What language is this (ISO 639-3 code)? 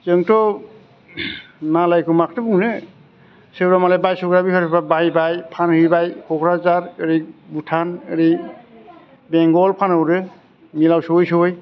brx